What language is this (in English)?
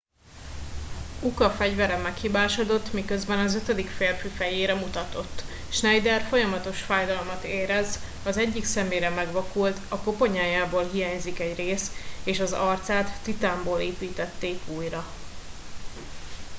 Hungarian